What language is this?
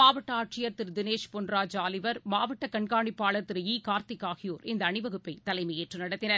Tamil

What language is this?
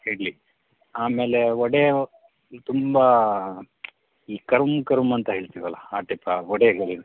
Kannada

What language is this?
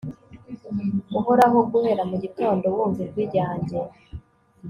Kinyarwanda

